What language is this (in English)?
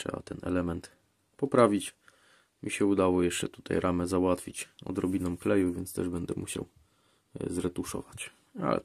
Polish